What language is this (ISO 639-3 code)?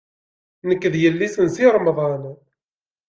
kab